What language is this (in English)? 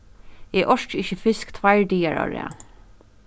Faroese